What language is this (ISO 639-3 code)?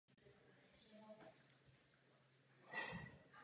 ces